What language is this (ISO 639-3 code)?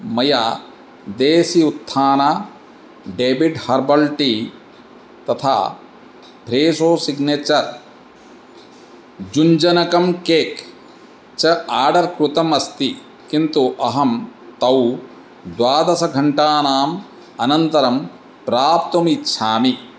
san